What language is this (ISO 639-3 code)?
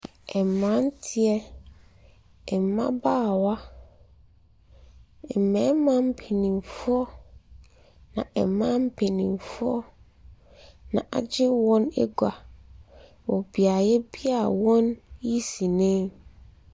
aka